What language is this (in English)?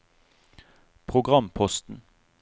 Norwegian